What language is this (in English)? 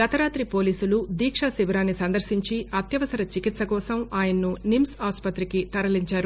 Telugu